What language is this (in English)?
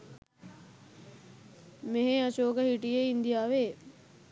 Sinhala